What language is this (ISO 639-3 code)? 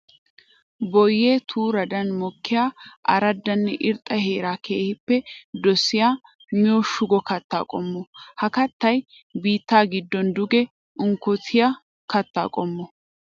wal